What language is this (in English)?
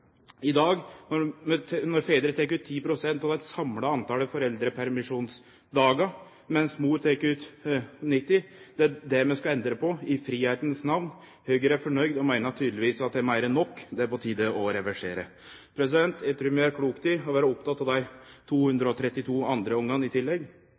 Norwegian Nynorsk